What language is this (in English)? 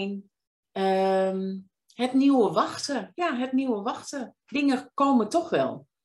Dutch